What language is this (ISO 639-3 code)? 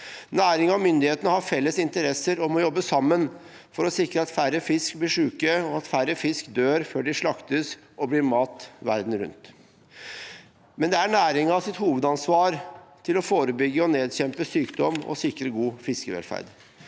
nor